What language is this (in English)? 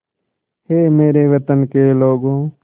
Hindi